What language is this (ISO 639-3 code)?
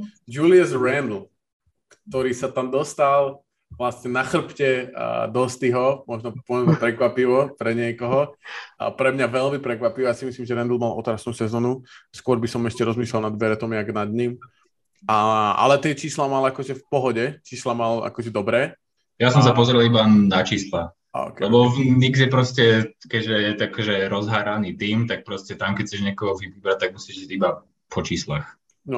slk